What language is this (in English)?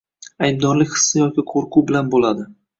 Uzbek